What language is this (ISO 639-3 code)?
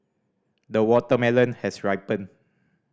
eng